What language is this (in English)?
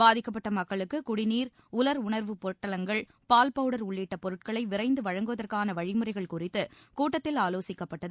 Tamil